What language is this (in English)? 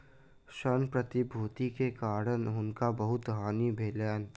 Maithili